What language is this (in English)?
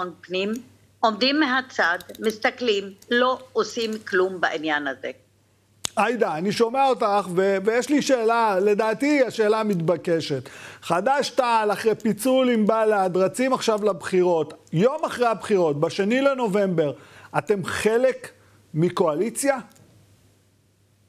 Hebrew